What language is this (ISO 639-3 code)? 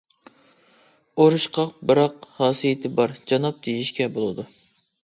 uig